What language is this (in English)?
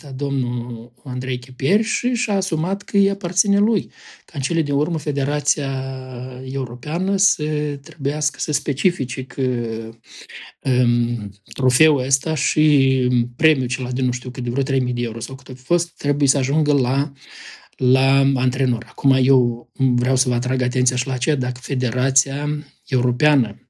Romanian